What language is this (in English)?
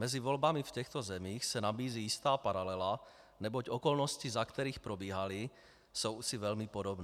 Czech